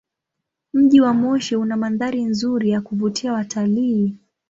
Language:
Swahili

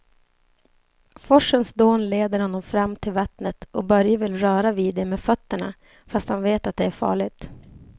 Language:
Swedish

